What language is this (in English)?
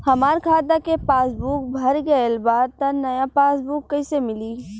Bhojpuri